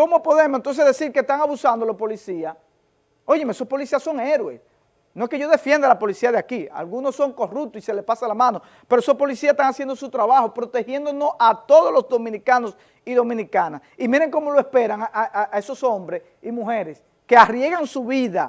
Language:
Spanish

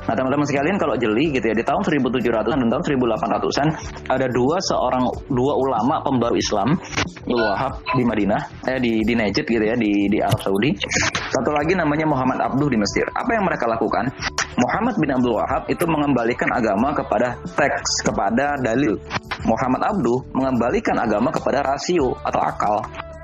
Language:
Indonesian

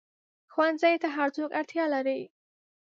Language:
Pashto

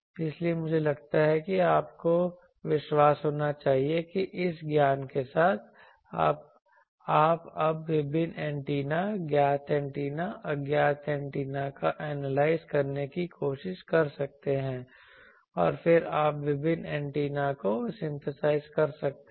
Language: Hindi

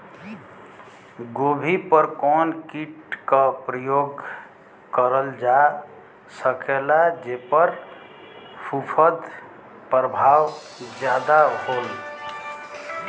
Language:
Bhojpuri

